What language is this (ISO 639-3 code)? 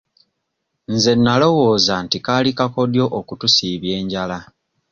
lug